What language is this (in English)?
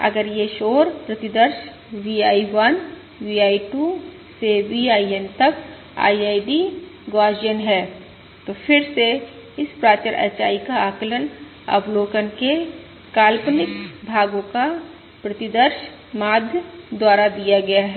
Hindi